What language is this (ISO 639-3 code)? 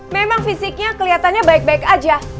ind